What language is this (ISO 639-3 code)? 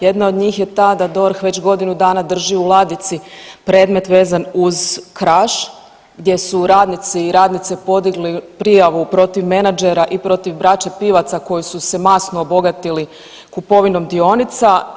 hrv